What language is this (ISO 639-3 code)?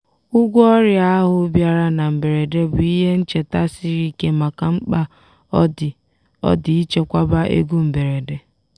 ibo